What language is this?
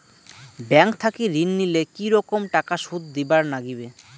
Bangla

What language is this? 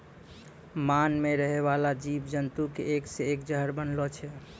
Maithili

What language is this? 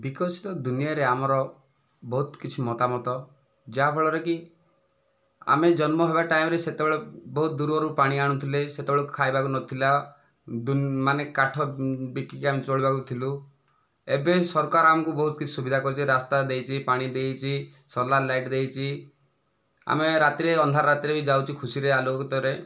Odia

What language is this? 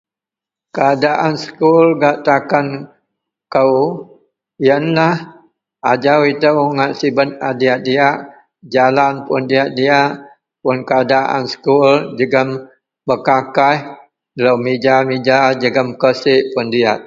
Central Melanau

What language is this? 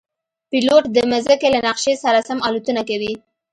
Pashto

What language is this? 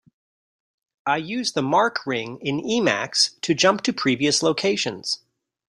English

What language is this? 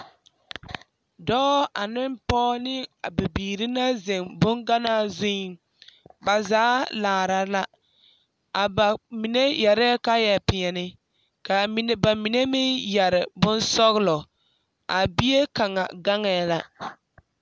Southern Dagaare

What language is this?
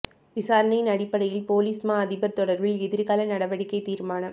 Tamil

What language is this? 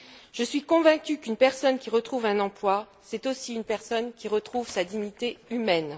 French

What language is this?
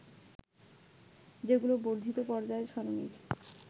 Bangla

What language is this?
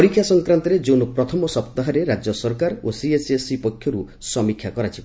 Odia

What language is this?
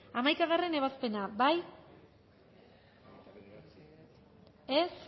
Basque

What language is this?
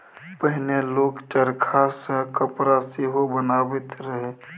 Maithili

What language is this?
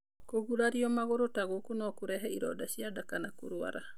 Kikuyu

